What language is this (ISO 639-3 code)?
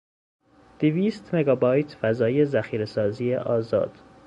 fas